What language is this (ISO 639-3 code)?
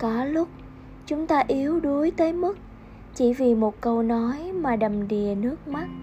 vie